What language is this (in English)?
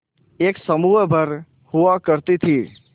Hindi